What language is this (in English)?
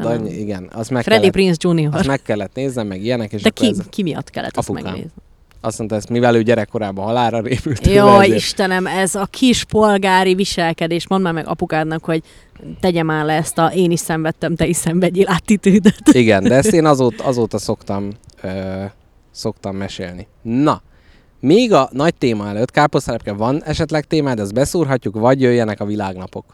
Hungarian